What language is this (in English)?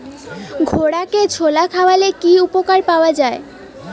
Bangla